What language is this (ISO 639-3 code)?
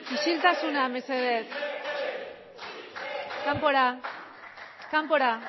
eus